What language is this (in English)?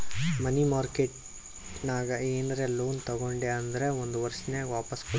Kannada